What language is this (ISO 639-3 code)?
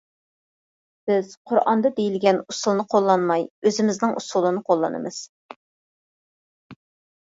uig